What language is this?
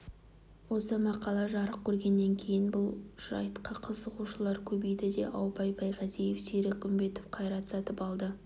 Kazakh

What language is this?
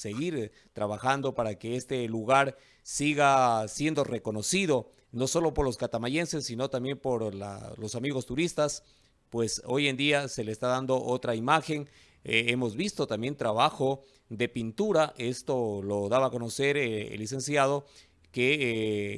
Spanish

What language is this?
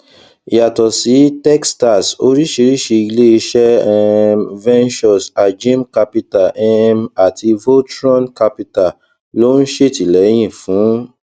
Yoruba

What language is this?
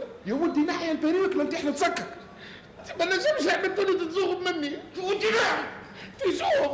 Arabic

